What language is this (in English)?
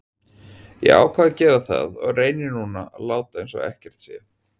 Icelandic